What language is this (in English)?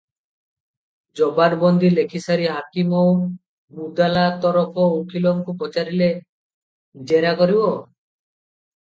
Odia